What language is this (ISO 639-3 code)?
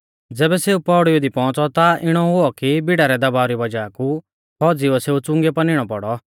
bfz